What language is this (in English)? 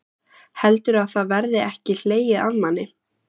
Icelandic